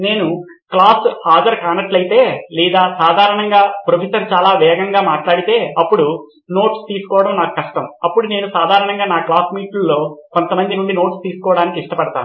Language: Telugu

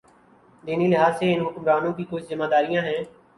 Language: Urdu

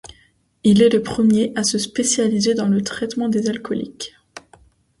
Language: French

